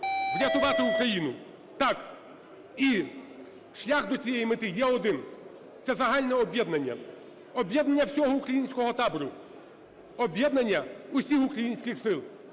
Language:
Ukrainian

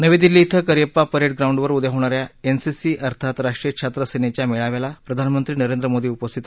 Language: Marathi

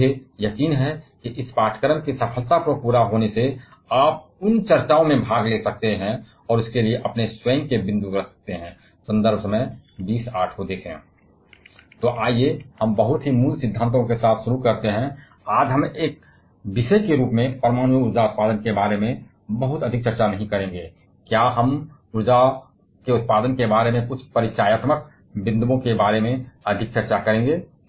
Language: Hindi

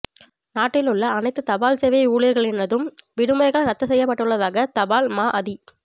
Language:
Tamil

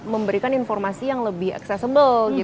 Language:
Indonesian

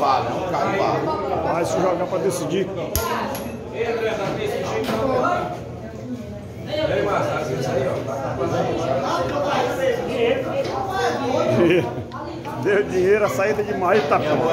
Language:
Portuguese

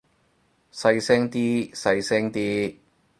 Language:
Cantonese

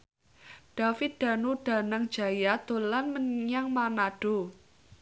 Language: Javanese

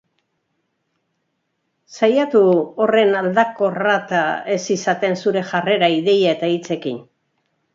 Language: Basque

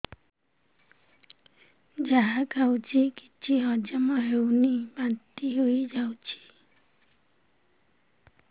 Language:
Odia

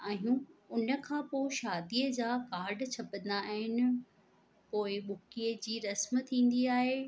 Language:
Sindhi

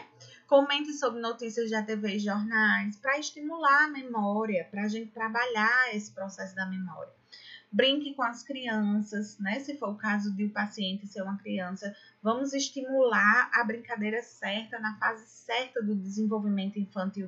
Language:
Portuguese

